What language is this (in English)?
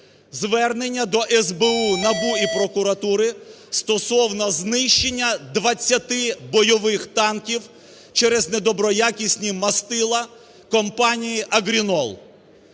Ukrainian